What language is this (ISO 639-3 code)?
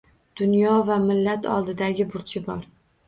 uzb